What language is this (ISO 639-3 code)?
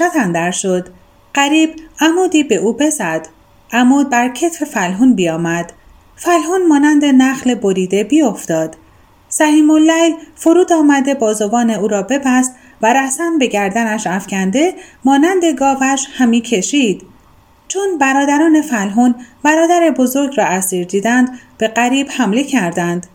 fas